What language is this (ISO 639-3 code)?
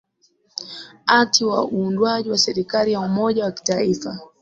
swa